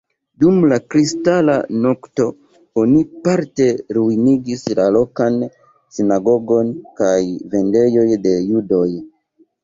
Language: Esperanto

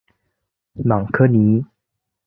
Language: Chinese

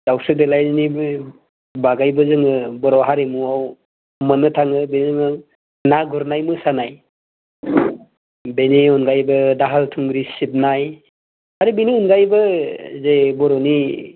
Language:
Bodo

